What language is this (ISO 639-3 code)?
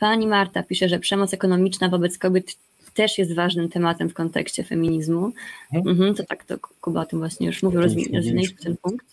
pol